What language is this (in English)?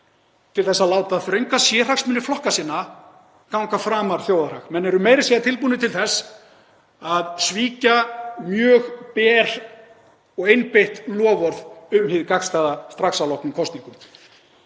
Icelandic